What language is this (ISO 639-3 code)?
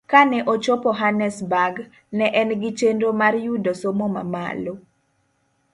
luo